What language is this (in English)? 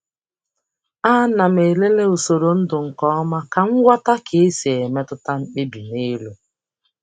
Igbo